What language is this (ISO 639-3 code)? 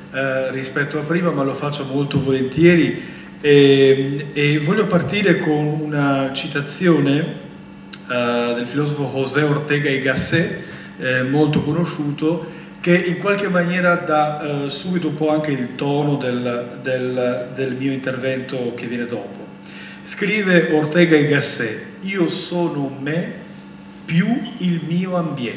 ita